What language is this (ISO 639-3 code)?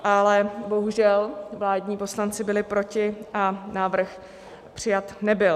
ces